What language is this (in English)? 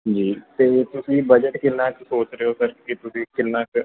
Punjabi